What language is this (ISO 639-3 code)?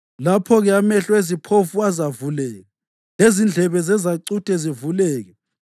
nde